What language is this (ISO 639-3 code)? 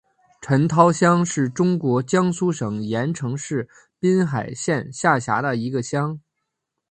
zho